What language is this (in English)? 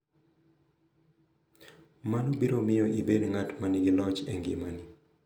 Luo (Kenya and Tanzania)